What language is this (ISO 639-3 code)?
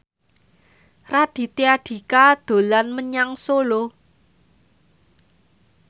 jav